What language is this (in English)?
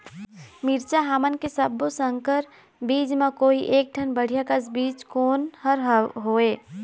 Chhattisgarhi